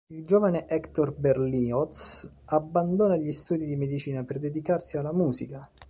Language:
Italian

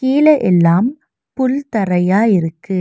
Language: Tamil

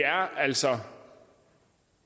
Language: Danish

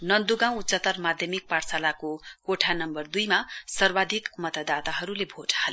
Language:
Nepali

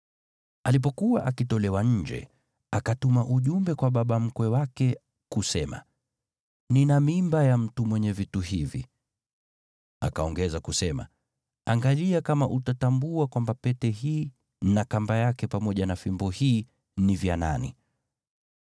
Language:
Swahili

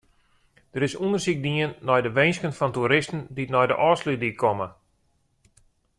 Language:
Western Frisian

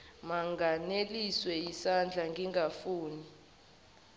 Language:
Zulu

